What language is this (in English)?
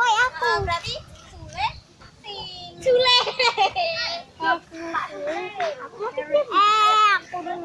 Indonesian